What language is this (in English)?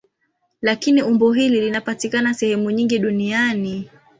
Swahili